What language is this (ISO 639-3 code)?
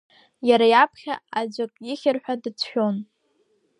abk